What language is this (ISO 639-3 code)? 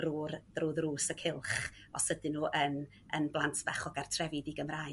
cym